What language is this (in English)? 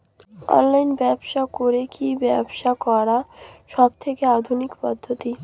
Bangla